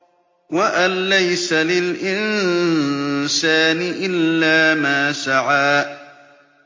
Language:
Arabic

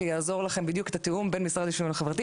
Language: Hebrew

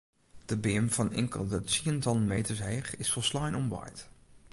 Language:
Western Frisian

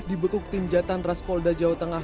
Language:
Indonesian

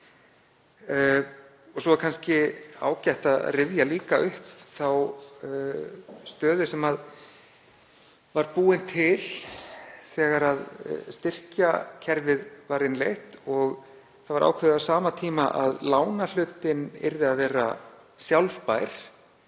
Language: Icelandic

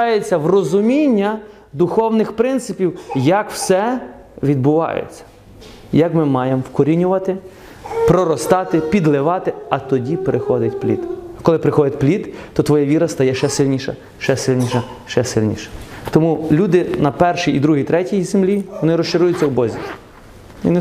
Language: Ukrainian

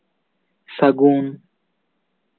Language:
Santali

